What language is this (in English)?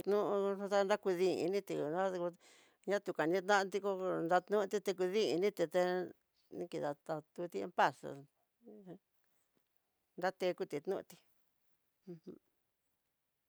Tidaá Mixtec